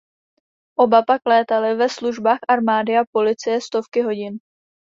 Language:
Czech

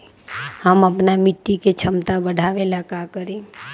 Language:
Magahi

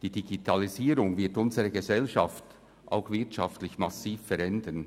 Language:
Swiss German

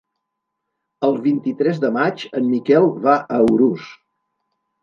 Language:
Catalan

